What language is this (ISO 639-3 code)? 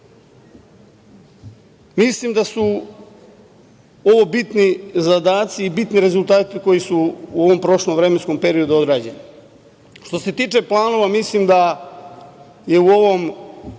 srp